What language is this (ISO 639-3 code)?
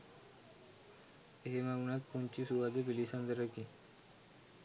sin